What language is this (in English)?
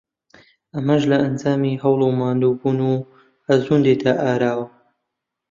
Central Kurdish